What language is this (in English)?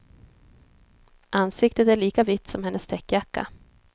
Swedish